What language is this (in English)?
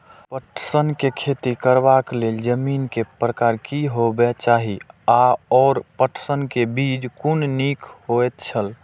Maithili